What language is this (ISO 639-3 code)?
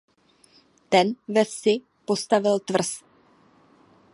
ces